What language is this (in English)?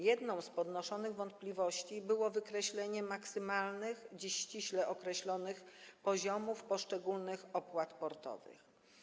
Polish